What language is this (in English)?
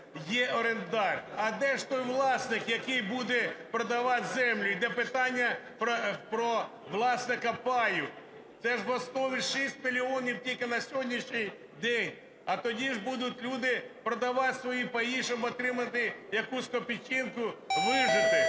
Ukrainian